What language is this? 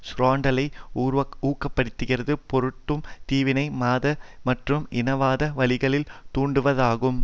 Tamil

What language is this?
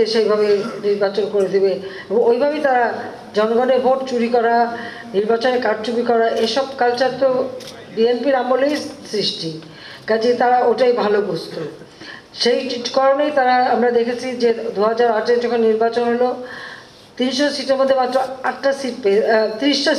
Arabic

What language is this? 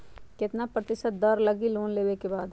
Magahi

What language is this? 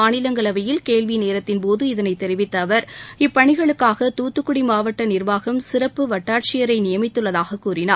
Tamil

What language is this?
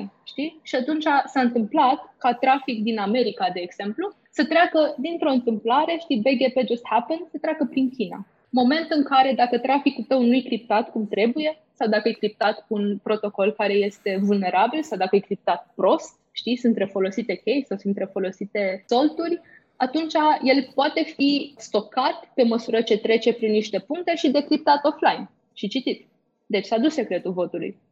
Romanian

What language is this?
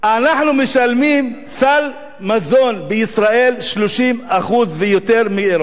Hebrew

